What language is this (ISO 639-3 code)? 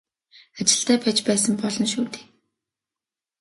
mon